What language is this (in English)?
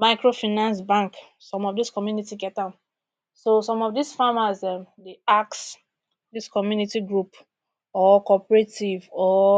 Nigerian Pidgin